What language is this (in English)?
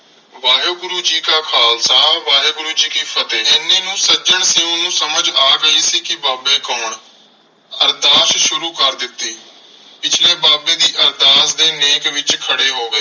Punjabi